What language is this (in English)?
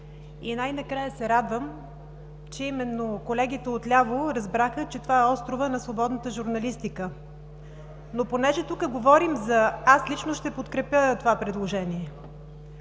Bulgarian